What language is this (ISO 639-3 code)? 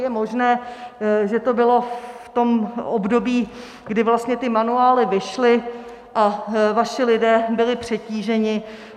ces